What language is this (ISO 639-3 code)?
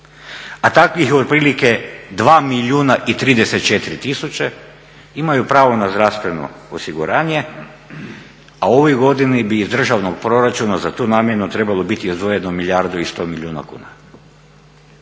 hrv